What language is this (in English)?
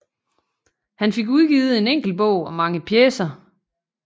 Danish